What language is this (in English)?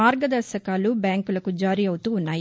Telugu